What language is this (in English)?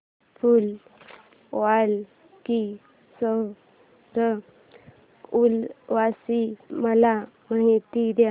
Marathi